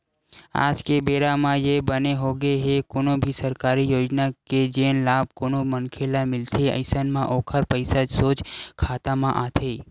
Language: Chhattisgarhi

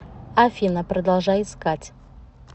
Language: Russian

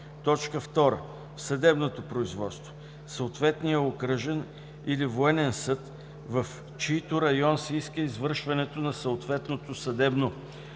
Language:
Bulgarian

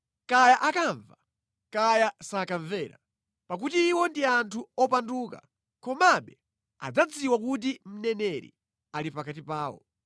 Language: Nyanja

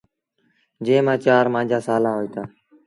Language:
Sindhi Bhil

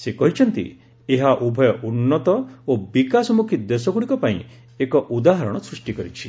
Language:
Odia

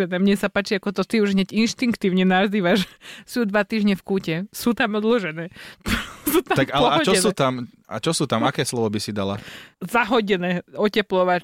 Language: Slovak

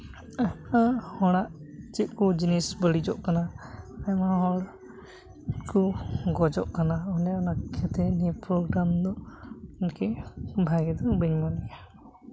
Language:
Santali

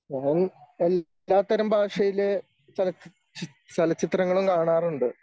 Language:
Malayalam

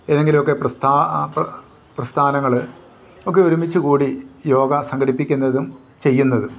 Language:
Malayalam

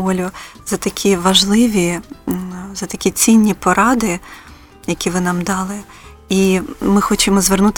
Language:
Ukrainian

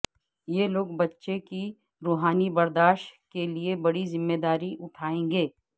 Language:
Urdu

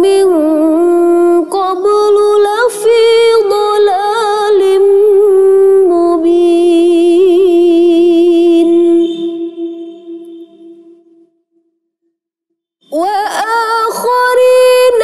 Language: Indonesian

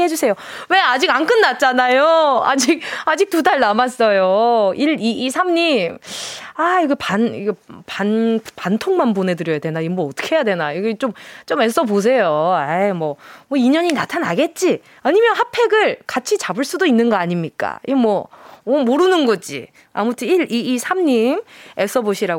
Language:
Korean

